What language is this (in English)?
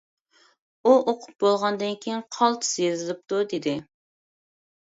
Uyghur